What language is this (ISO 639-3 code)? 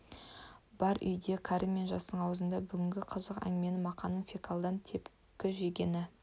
kaz